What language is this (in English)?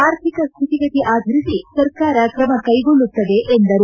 Kannada